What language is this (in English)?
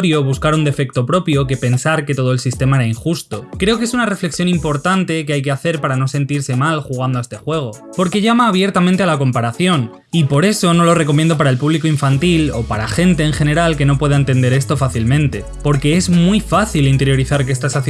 Spanish